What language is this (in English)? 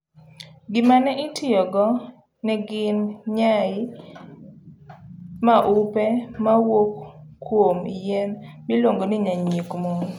Luo (Kenya and Tanzania)